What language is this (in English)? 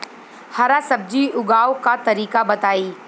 Bhojpuri